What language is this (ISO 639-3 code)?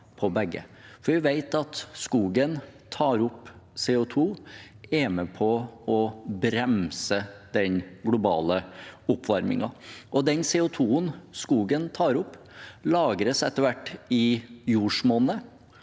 nor